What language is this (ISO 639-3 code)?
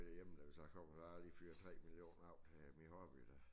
dan